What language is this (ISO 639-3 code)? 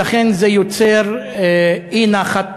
heb